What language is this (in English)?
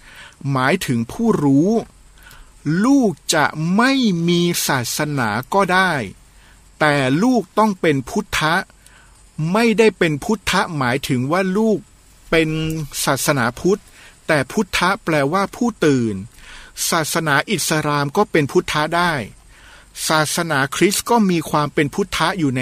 Thai